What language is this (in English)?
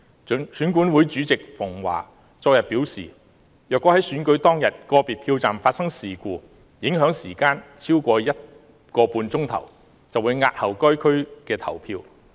Cantonese